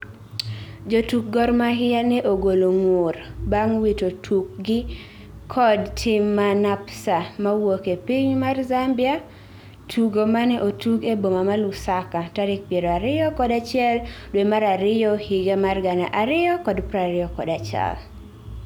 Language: Luo (Kenya and Tanzania)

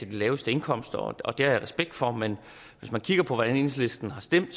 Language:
Danish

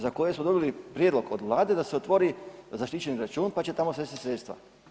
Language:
Croatian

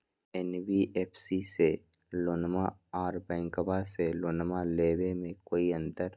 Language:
Magahi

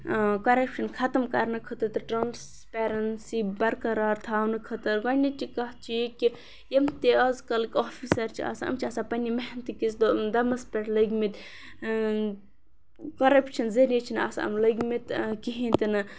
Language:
Kashmiri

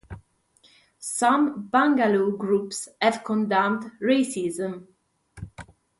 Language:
English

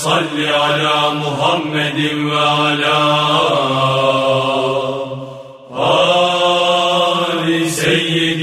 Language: Turkish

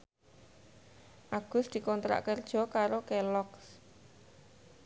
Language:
Javanese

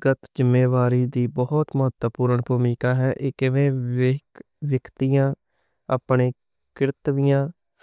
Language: Western Panjabi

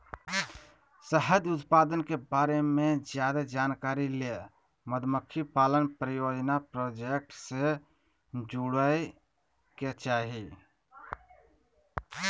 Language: Magahi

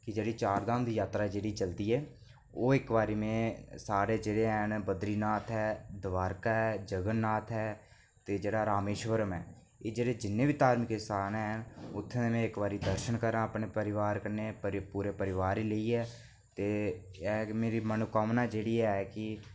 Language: Dogri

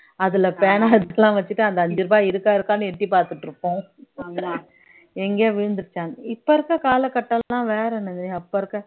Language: Tamil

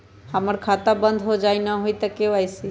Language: Magahi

